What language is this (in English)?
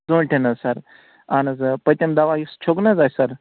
Kashmiri